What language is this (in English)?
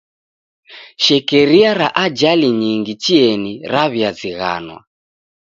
Taita